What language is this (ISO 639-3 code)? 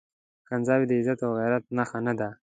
pus